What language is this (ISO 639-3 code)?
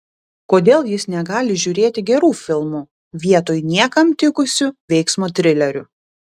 lit